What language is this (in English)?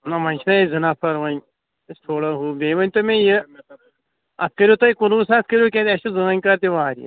Kashmiri